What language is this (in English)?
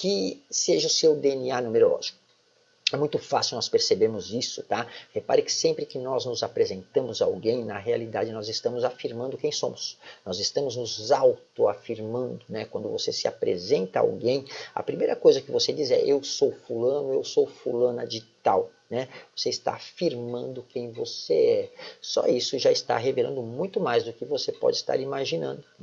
Portuguese